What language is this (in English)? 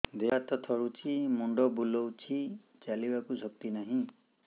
Odia